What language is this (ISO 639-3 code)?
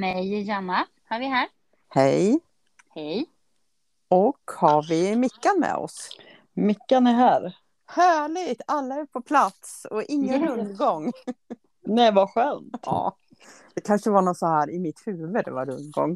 swe